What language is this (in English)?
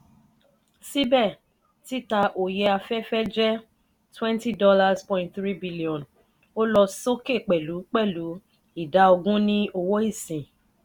Yoruba